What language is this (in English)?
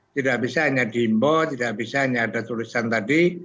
Indonesian